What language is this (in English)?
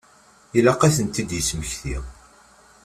Kabyle